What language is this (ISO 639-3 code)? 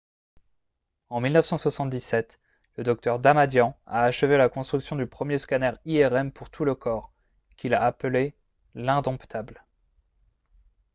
fra